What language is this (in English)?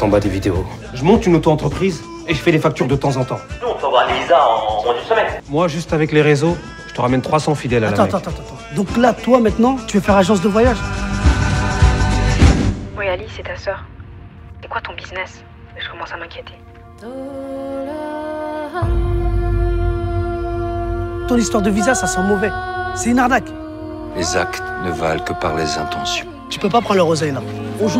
French